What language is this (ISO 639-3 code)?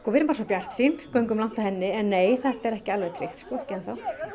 isl